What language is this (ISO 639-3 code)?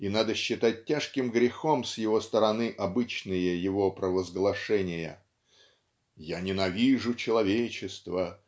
rus